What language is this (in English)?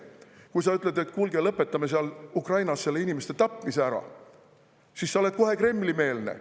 Estonian